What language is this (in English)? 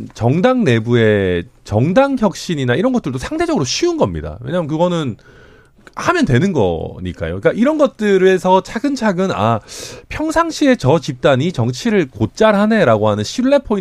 Korean